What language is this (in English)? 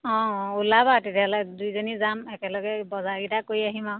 Assamese